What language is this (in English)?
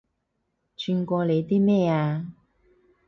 Cantonese